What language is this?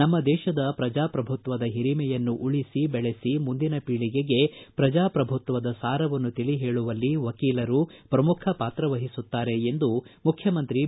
Kannada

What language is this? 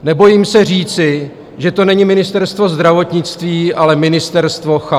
Czech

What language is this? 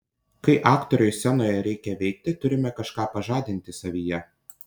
Lithuanian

